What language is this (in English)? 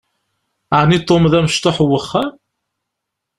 Kabyle